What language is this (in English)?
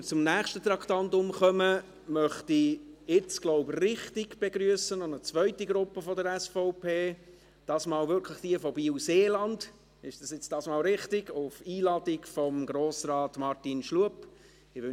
Swiss German